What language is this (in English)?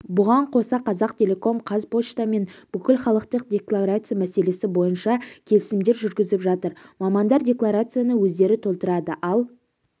Kazakh